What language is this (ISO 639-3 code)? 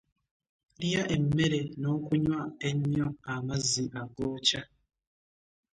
lug